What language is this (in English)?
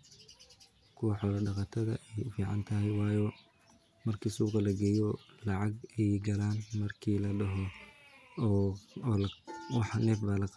Somali